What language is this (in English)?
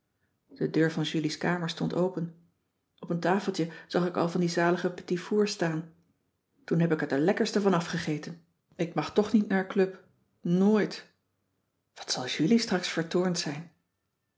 Dutch